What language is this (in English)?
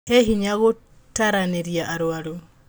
Kikuyu